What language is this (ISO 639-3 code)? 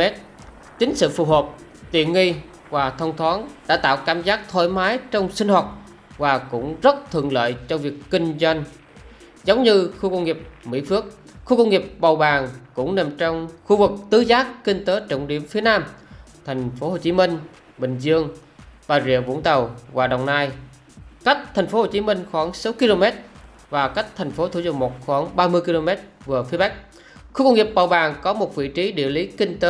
vie